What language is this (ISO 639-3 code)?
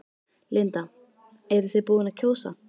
isl